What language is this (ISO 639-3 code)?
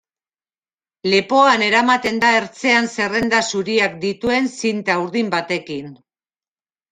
eus